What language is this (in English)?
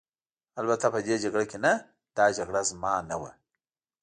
Pashto